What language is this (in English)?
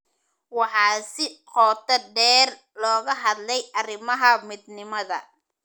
Somali